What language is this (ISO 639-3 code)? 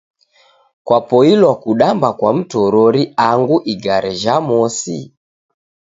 dav